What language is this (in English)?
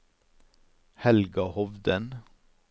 Norwegian